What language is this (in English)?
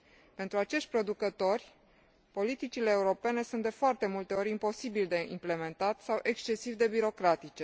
Romanian